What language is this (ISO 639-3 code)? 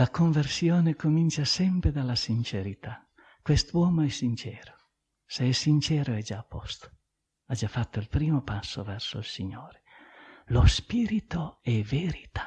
ita